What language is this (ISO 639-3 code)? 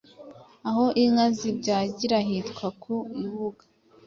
kin